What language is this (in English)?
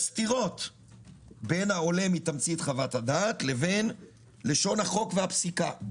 Hebrew